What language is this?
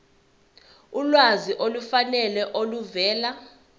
Zulu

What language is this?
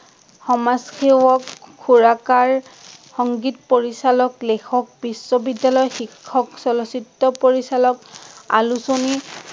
Assamese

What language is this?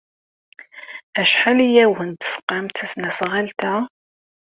Kabyle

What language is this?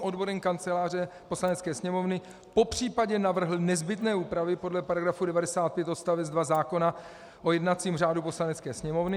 Czech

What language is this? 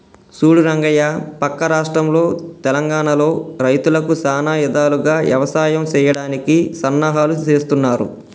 Telugu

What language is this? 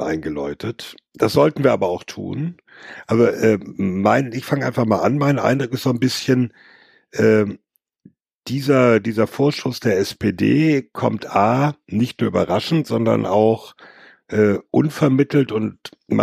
German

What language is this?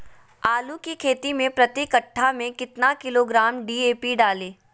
Magahi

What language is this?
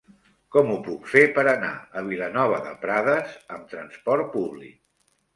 Catalan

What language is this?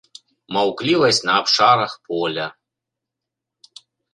Belarusian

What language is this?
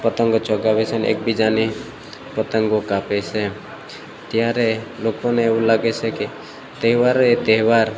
Gujarati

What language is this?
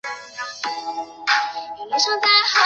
Chinese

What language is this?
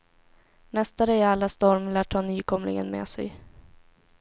Swedish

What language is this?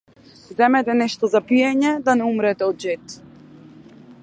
Macedonian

